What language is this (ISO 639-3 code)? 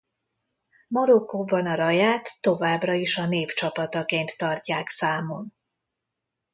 hun